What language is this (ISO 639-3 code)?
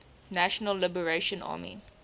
eng